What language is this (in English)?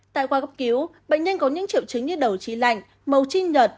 Vietnamese